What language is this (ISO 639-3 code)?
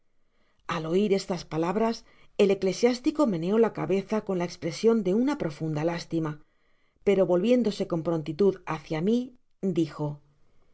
spa